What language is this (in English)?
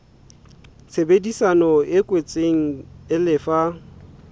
Southern Sotho